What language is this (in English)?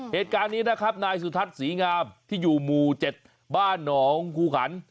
Thai